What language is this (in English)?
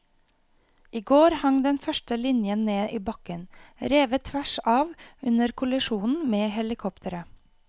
Norwegian